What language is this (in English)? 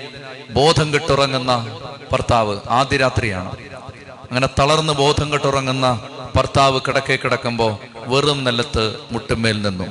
Malayalam